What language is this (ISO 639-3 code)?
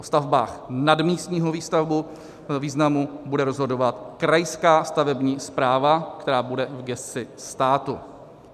ces